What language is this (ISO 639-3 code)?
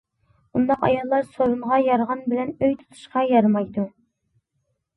uig